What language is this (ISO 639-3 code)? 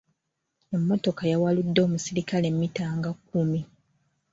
lug